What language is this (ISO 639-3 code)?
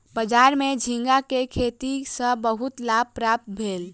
mai